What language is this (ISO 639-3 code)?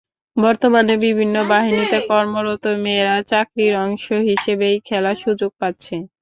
ben